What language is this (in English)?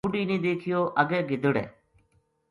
Gujari